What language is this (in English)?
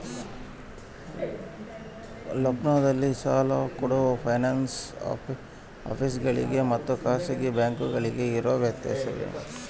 Kannada